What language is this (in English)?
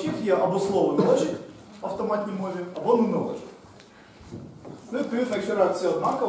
Ukrainian